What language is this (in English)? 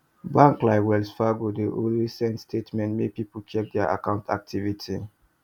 Nigerian Pidgin